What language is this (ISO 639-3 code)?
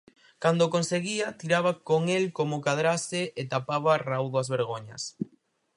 glg